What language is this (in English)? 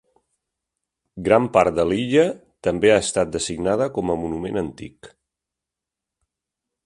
Catalan